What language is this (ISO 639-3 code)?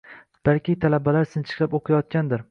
uzb